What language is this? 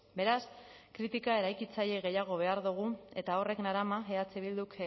Basque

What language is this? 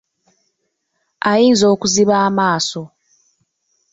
Ganda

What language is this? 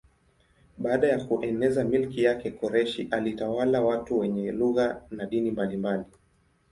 Swahili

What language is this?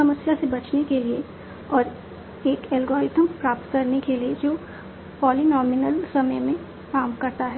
Hindi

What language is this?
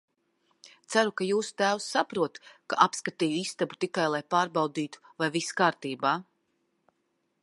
Latvian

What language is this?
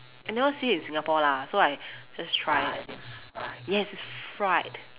English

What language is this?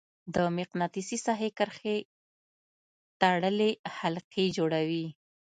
Pashto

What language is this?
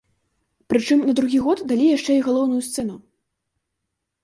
Belarusian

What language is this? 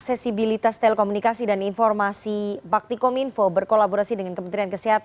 Indonesian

